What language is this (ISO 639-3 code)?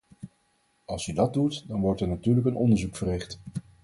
nld